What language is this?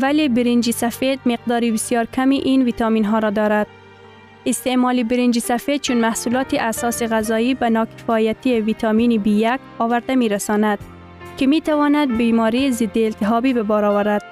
Persian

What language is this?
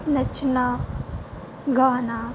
Punjabi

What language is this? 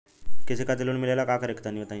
Bhojpuri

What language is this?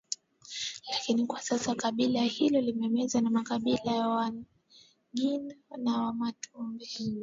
Swahili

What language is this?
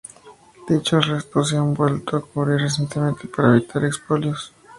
Spanish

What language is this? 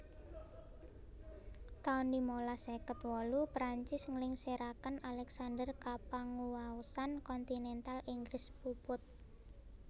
Javanese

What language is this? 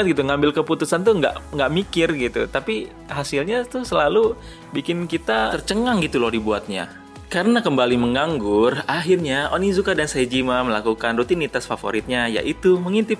Indonesian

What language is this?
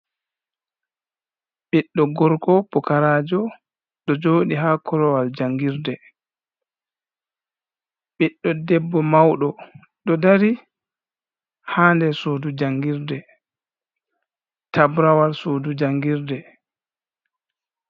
Fula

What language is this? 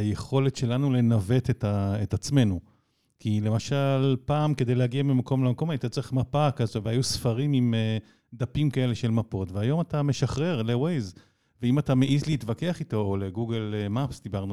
Hebrew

